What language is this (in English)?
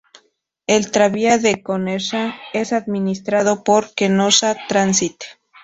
Spanish